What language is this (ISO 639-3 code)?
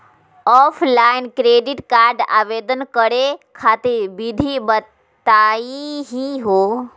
mag